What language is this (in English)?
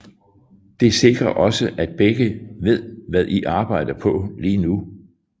Danish